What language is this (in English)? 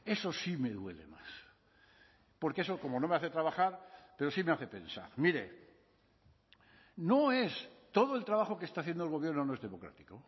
Spanish